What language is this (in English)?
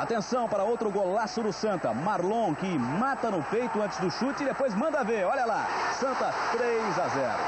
Portuguese